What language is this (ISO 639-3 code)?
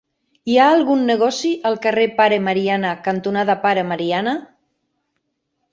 cat